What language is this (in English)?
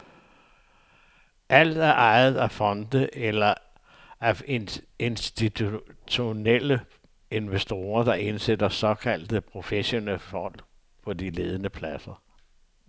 Danish